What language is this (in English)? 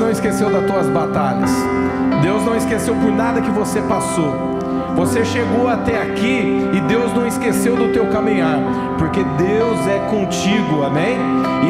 Portuguese